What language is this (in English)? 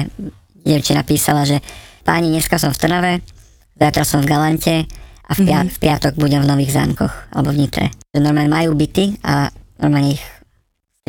Slovak